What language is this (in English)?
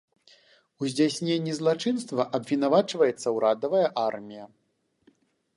Belarusian